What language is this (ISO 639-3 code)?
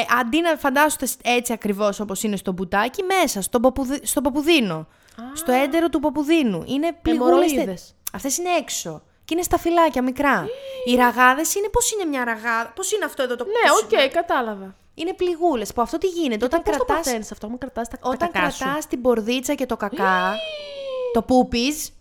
ell